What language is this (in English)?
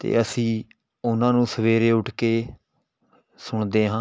Punjabi